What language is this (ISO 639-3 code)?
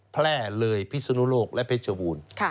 tha